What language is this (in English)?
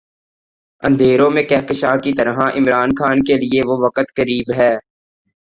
Urdu